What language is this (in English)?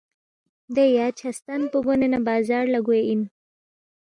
Balti